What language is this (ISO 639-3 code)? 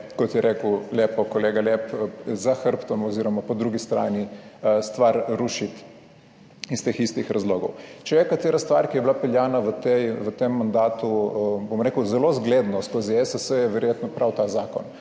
slv